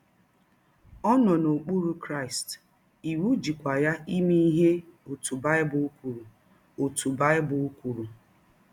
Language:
Igbo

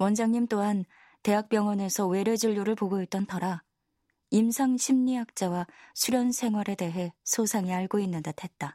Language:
Korean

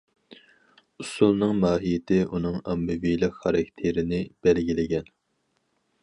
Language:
Uyghur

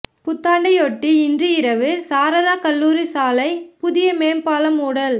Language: Tamil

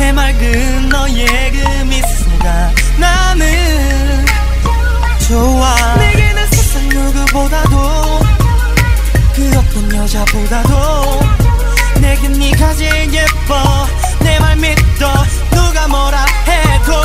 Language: Polish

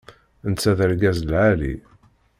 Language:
Kabyle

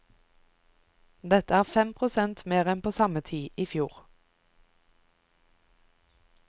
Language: Norwegian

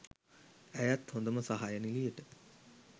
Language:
Sinhala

